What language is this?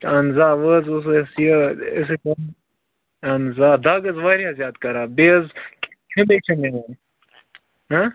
Kashmiri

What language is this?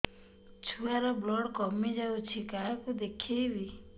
Odia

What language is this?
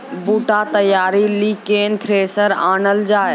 Maithili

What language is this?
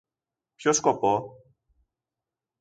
Greek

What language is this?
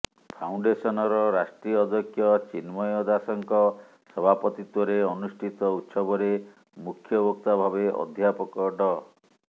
Odia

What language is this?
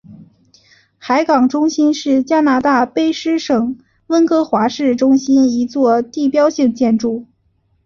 Chinese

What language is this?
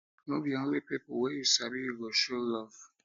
Nigerian Pidgin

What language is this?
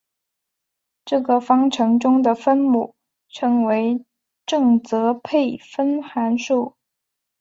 Chinese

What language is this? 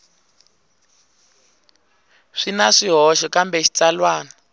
Tsonga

